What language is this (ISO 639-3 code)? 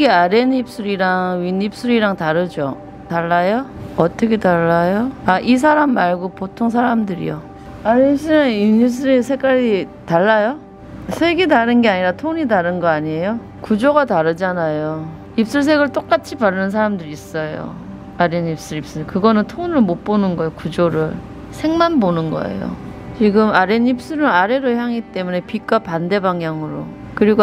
kor